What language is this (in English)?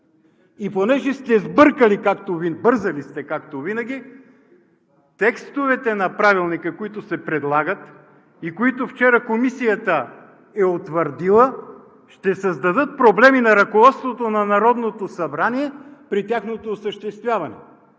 Bulgarian